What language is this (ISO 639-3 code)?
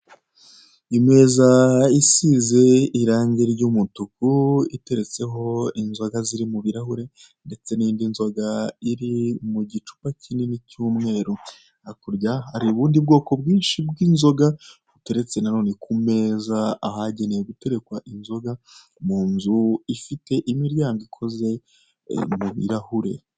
kin